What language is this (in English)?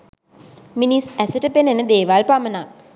Sinhala